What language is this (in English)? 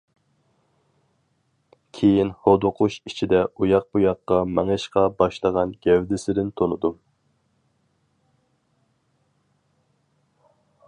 Uyghur